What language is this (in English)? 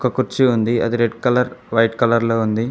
Telugu